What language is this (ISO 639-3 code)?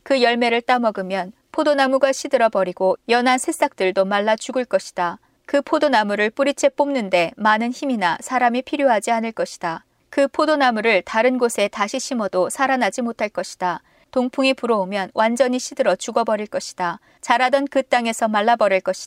kor